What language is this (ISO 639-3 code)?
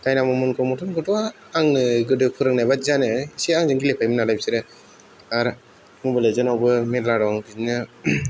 brx